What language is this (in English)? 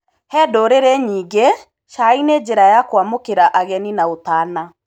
Kikuyu